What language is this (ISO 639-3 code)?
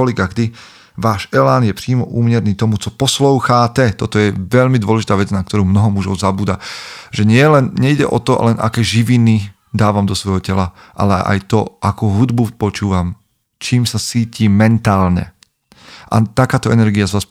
slk